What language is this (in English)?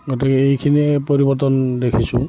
Assamese